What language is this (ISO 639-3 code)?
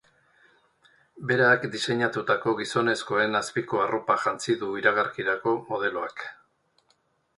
eus